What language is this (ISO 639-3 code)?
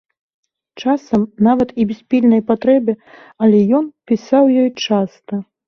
bel